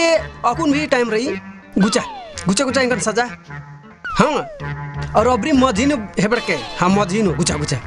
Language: Hindi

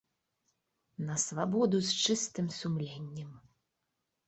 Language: Belarusian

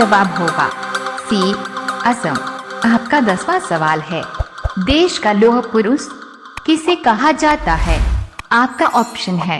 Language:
Hindi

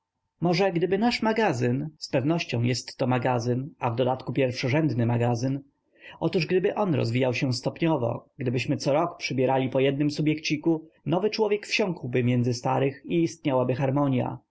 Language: Polish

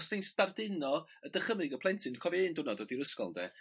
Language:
Welsh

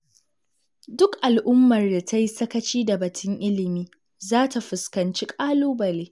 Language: Hausa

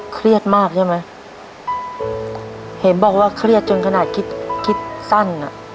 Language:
Thai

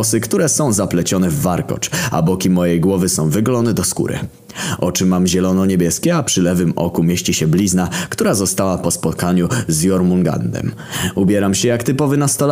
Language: Polish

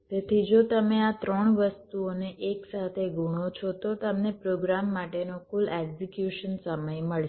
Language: Gujarati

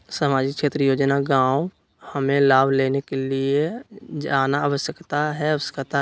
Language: Magahi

